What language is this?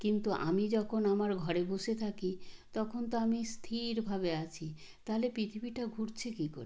Bangla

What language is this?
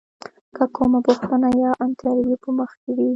Pashto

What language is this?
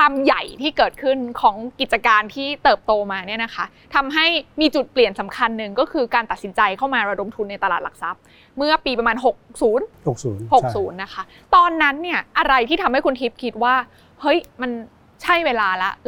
Thai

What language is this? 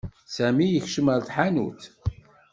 Kabyle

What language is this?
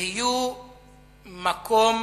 Hebrew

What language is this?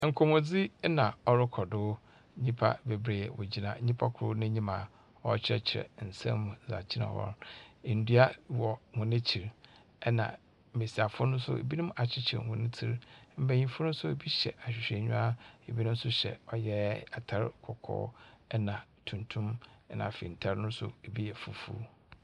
Akan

